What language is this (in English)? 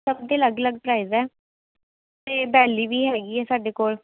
Punjabi